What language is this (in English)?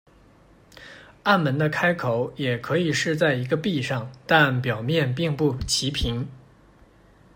Chinese